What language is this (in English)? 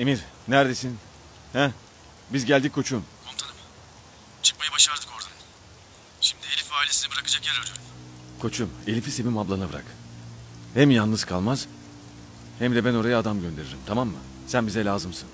Turkish